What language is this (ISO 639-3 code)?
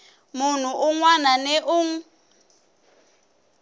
tso